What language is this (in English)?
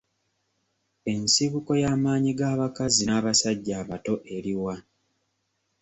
Ganda